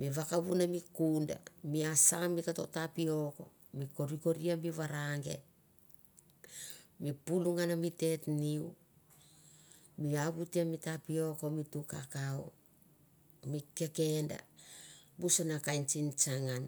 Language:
Mandara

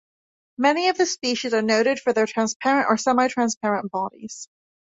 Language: English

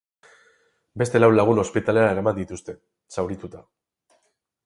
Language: Basque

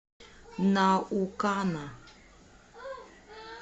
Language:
Russian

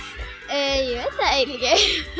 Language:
Icelandic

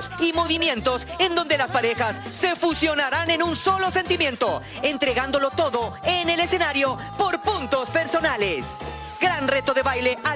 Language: Spanish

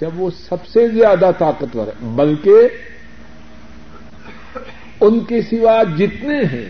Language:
Urdu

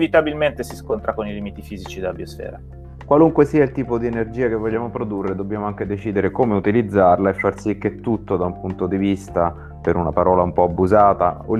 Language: Italian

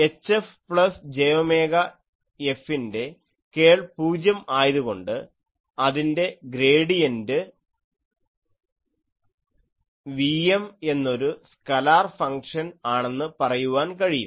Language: Malayalam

